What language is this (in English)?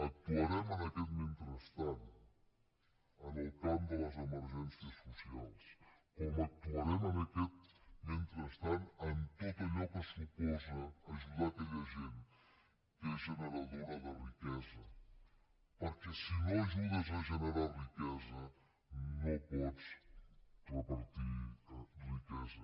Catalan